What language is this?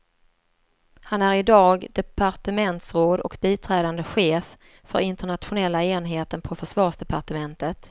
Swedish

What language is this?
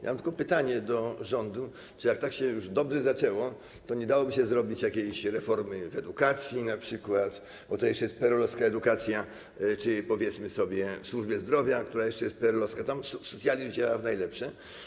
Polish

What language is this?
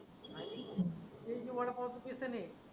Marathi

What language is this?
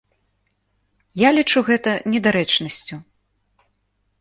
Belarusian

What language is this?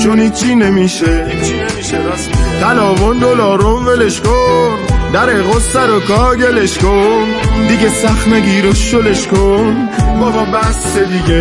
Persian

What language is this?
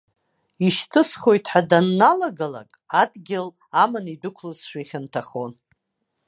Abkhazian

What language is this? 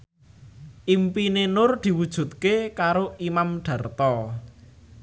Javanese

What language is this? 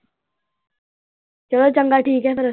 Punjabi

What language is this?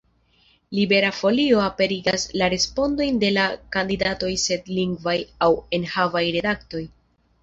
Esperanto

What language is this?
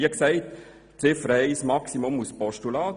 Swiss German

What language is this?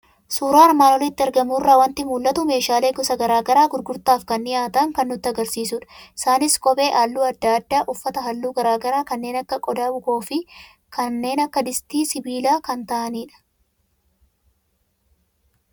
Oromo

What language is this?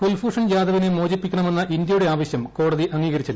Malayalam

